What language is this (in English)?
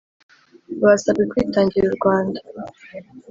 Kinyarwanda